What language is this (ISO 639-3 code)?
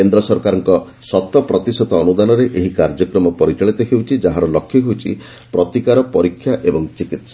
ori